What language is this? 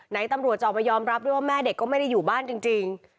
Thai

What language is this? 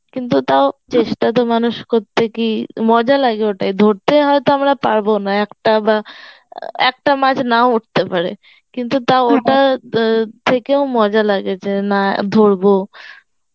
Bangla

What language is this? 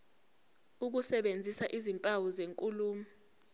Zulu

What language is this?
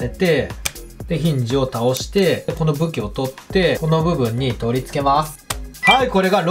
Japanese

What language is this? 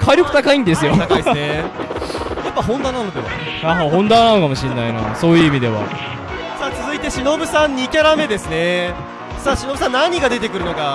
Japanese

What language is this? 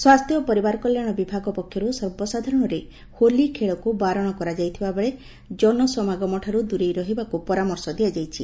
Odia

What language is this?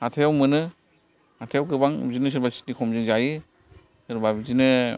Bodo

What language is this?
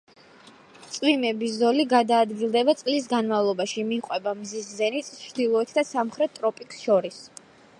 Georgian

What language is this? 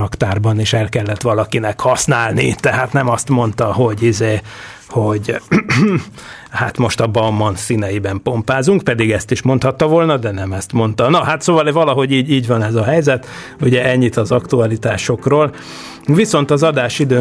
Hungarian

